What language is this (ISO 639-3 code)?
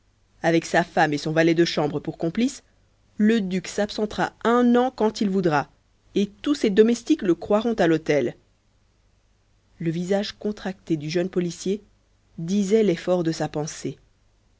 fra